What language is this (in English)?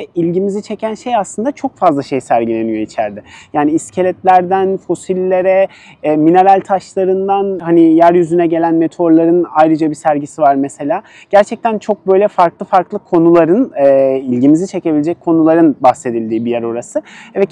Turkish